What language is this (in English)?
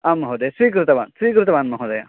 Sanskrit